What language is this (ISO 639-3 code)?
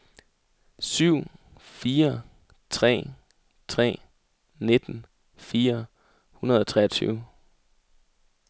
dan